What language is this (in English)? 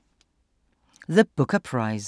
Danish